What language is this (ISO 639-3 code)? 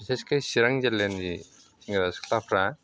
brx